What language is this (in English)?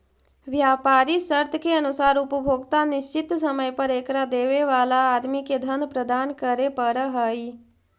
Magahi